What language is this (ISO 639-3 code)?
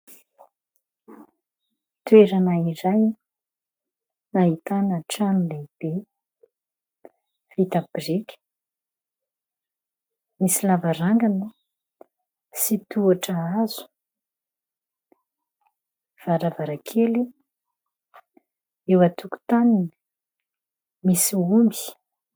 mlg